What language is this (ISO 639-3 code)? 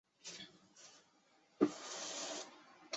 zho